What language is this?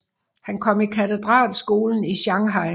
Danish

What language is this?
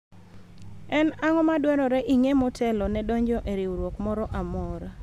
Luo (Kenya and Tanzania)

